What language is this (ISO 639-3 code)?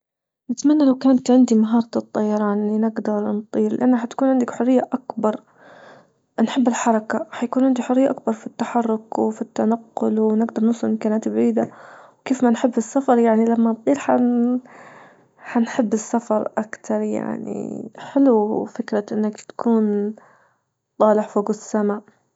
ayl